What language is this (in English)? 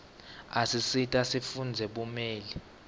Swati